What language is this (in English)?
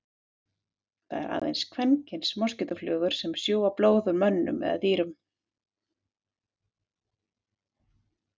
Icelandic